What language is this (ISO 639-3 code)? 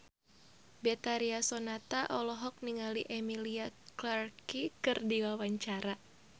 sun